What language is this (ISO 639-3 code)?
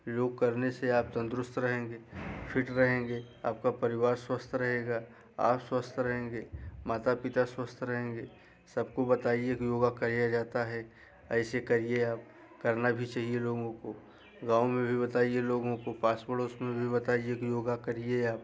hin